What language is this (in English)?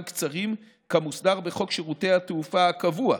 Hebrew